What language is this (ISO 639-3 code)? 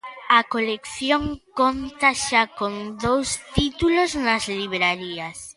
glg